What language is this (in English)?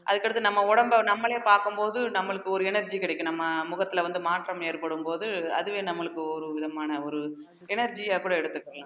Tamil